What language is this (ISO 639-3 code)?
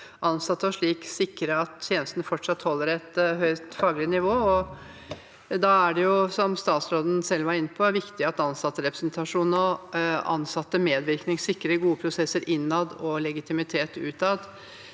nor